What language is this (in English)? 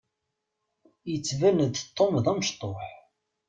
Kabyle